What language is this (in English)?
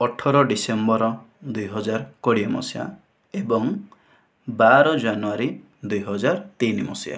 Odia